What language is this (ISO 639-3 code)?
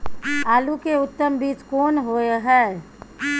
mai